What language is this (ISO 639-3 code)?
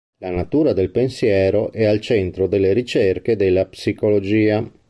ita